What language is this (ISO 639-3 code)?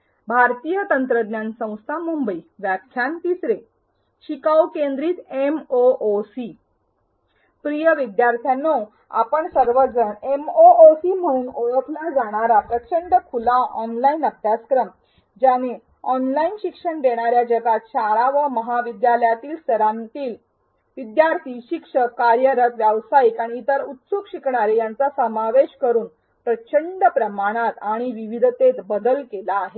mar